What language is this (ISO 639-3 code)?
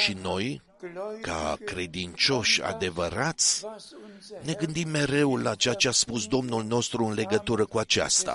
ron